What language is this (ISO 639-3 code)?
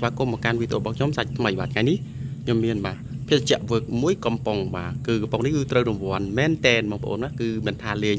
tha